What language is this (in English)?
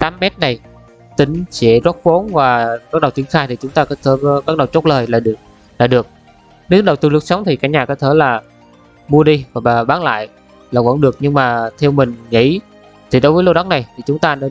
Vietnamese